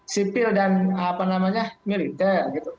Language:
Indonesian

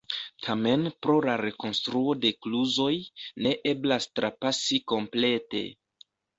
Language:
Esperanto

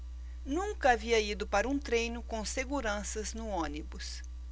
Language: Portuguese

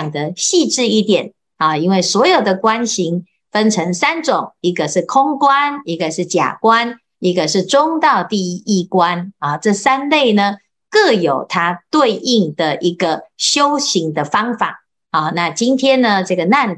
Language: Chinese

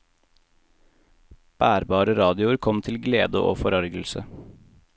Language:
Norwegian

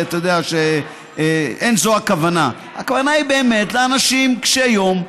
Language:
Hebrew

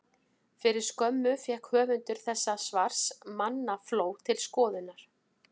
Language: Icelandic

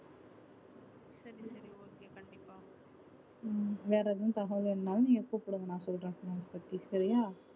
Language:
Tamil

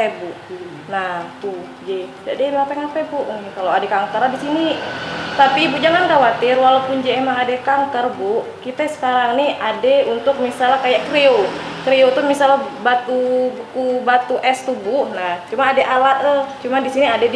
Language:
Indonesian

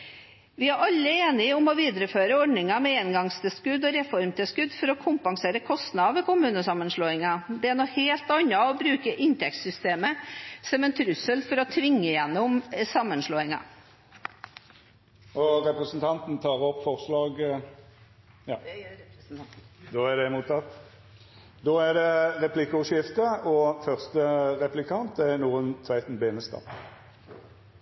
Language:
Norwegian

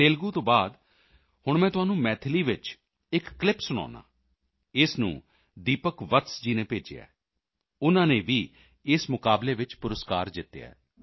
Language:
Punjabi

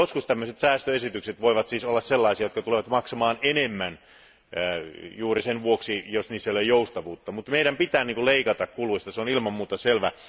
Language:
Finnish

